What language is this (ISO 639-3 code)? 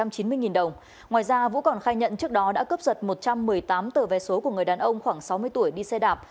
vie